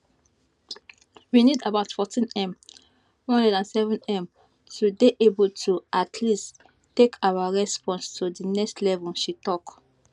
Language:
Nigerian Pidgin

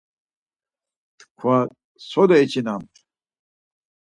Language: Laz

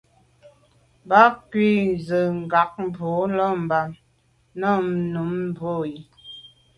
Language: Medumba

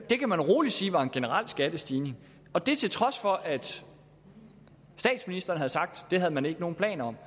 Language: Danish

